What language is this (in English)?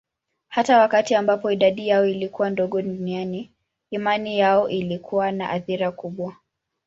Swahili